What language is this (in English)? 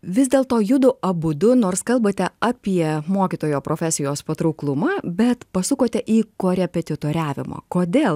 Lithuanian